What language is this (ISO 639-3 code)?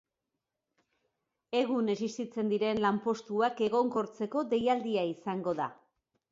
eus